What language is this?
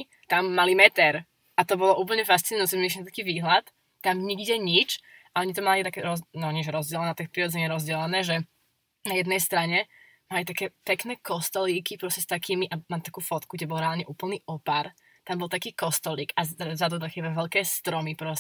Slovak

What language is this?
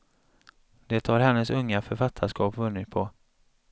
Swedish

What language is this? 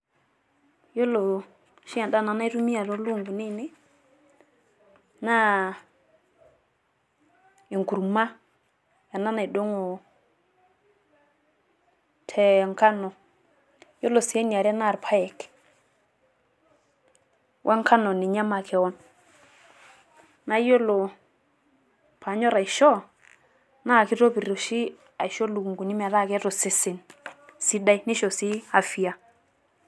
Masai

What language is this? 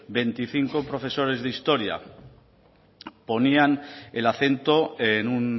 Spanish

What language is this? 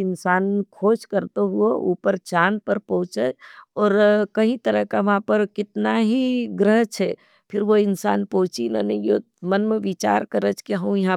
Nimadi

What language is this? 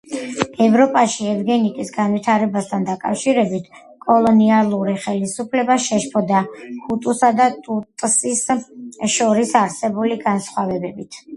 Georgian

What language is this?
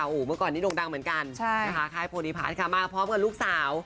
Thai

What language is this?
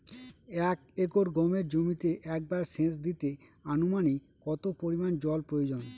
Bangla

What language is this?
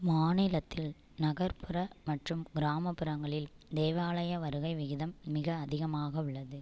Tamil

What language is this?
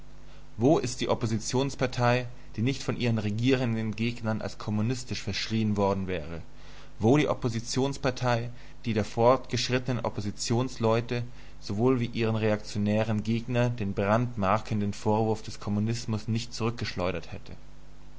German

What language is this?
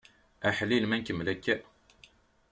Kabyle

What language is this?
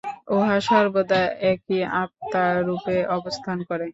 Bangla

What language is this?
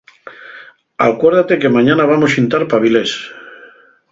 Asturian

